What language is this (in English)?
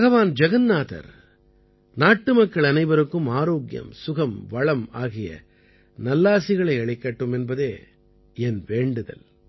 Tamil